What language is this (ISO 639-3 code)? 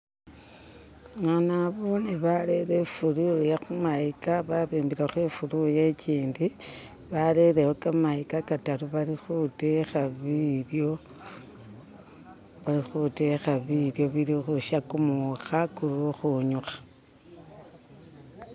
myx